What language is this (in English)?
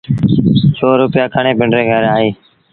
Sindhi Bhil